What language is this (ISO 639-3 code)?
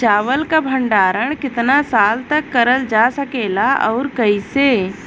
bho